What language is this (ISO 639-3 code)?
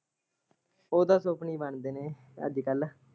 pan